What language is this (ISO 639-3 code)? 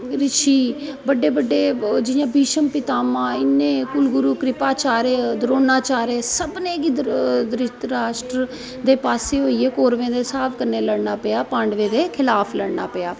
doi